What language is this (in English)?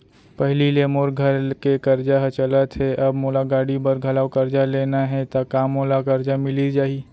Chhattisgarhi